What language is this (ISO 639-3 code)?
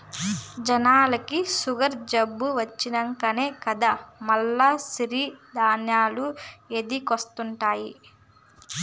tel